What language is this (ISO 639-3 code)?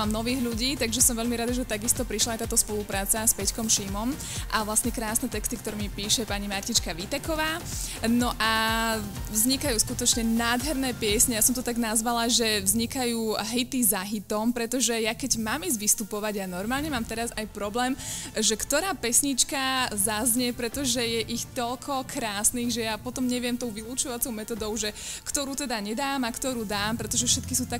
slk